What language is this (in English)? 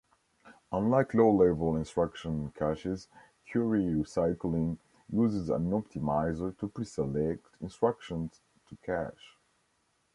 English